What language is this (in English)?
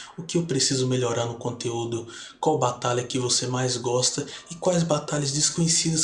Portuguese